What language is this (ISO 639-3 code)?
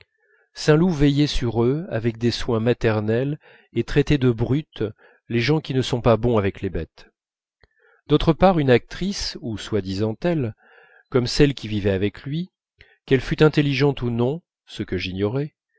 fra